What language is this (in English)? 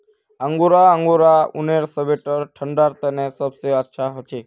Magahi